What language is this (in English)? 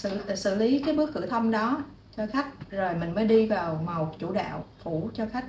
Vietnamese